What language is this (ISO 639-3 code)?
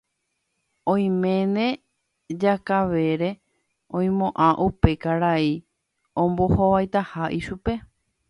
grn